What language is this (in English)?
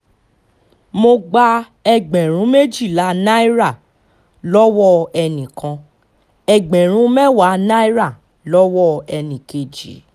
Yoruba